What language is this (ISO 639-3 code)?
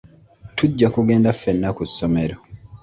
lug